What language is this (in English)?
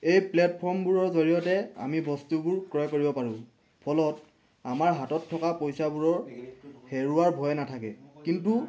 Assamese